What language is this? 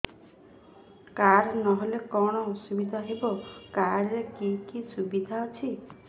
Odia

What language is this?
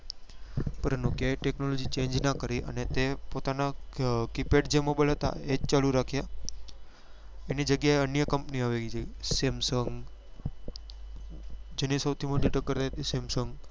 Gujarati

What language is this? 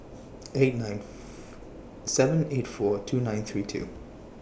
English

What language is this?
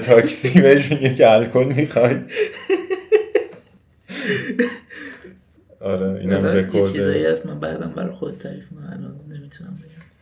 Persian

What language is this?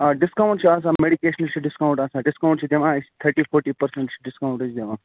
Kashmiri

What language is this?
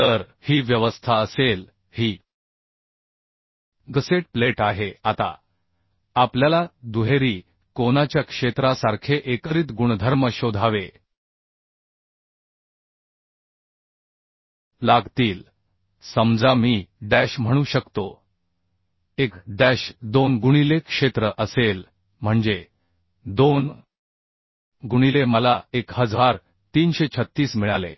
Marathi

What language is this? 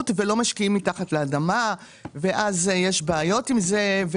Hebrew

